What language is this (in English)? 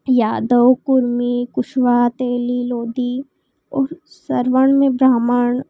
Hindi